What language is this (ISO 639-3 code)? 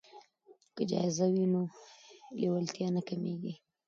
pus